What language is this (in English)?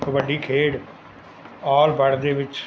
Punjabi